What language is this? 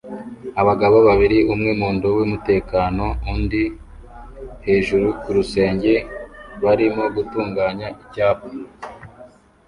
Kinyarwanda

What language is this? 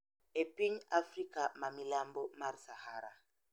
Luo (Kenya and Tanzania)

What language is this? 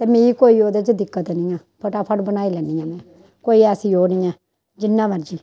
Dogri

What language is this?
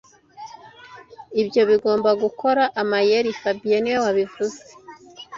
Kinyarwanda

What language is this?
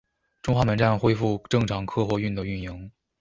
Chinese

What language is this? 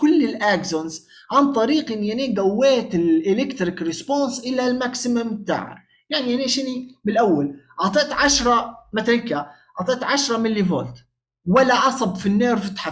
Arabic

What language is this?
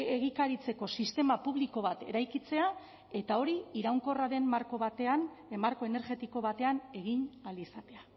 Basque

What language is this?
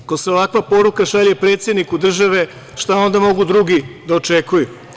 Serbian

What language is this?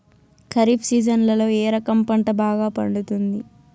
Telugu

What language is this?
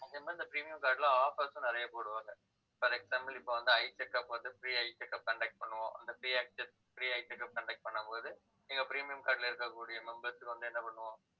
Tamil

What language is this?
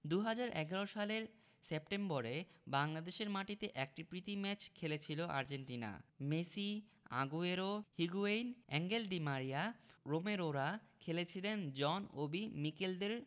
Bangla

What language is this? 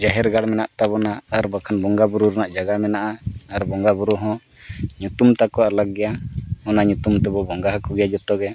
Santali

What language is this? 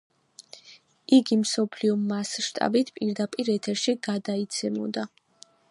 Georgian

